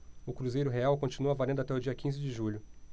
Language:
Portuguese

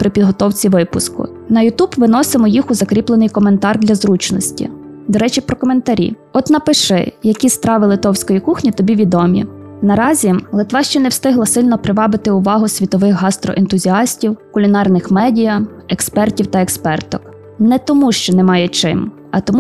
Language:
Ukrainian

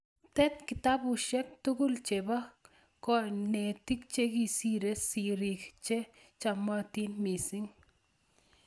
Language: Kalenjin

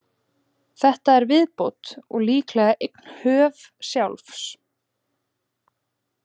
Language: Icelandic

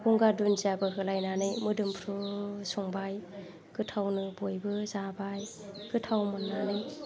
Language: Bodo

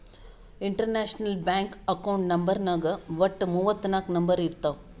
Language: Kannada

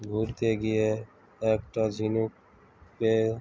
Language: Bangla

